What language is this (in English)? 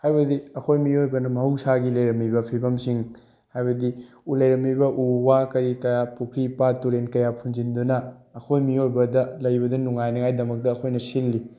Manipuri